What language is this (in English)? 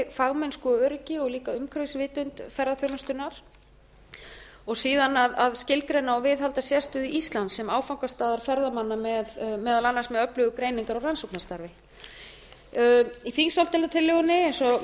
Icelandic